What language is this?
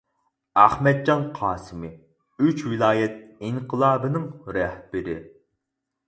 Uyghur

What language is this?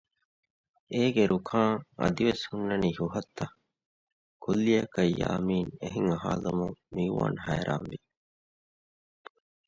Divehi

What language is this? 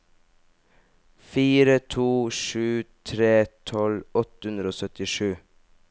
Norwegian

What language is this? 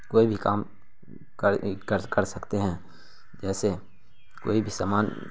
Urdu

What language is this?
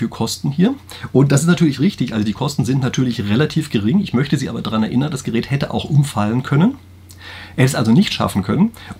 German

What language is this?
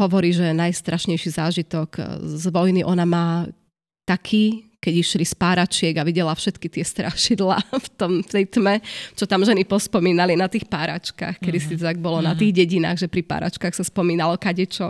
Slovak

